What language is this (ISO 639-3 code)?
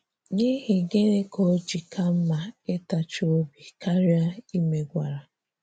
ibo